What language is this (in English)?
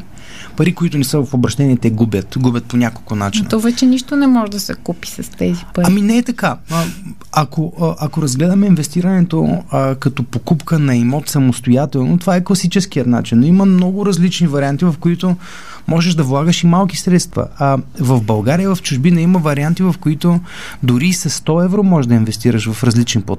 Bulgarian